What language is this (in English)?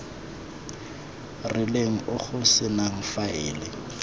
Tswana